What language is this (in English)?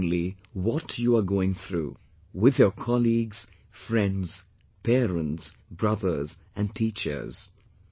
English